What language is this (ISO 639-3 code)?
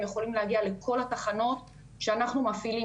heb